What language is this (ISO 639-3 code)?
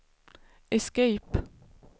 swe